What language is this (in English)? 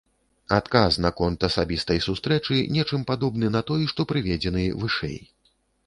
Belarusian